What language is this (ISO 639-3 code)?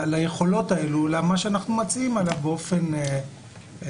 heb